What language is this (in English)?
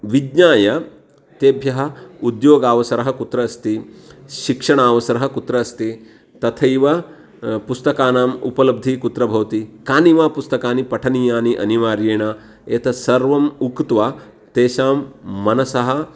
Sanskrit